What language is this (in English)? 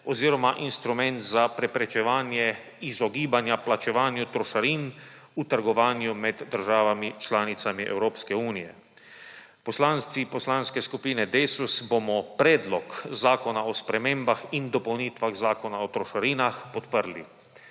Slovenian